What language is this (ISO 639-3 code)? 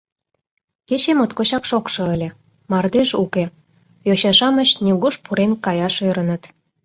chm